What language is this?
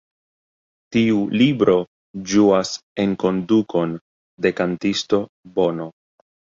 Esperanto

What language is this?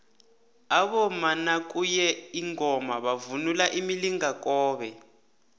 South Ndebele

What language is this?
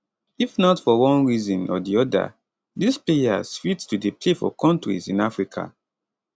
Nigerian Pidgin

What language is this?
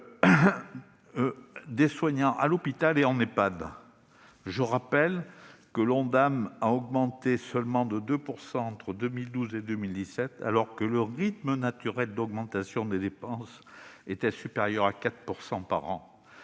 French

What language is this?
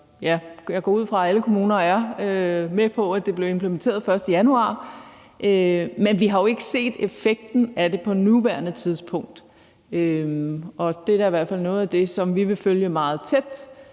Danish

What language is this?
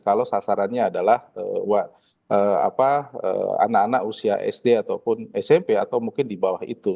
Indonesian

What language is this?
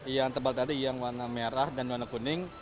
Indonesian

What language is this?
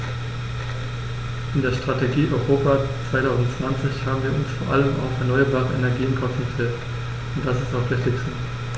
German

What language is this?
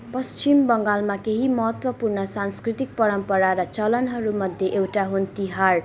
Nepali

